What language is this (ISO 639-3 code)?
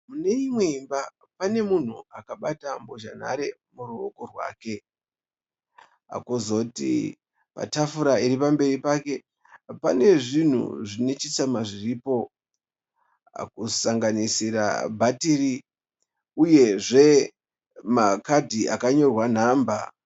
sna